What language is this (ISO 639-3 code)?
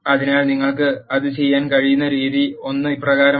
mal